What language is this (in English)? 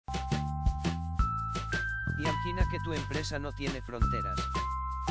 Spanish